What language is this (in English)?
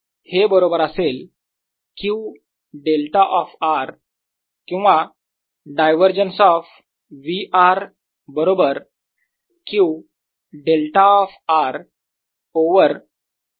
Marathi